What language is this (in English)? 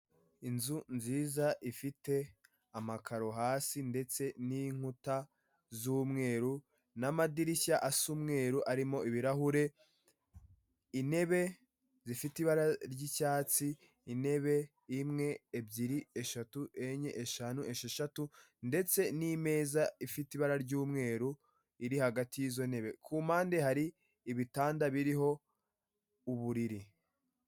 Kinyarwanda